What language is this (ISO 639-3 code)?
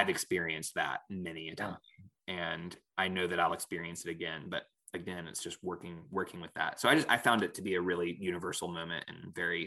eng